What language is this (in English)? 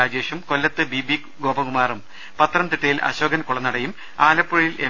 Malayalam